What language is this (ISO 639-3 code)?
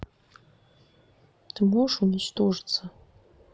rus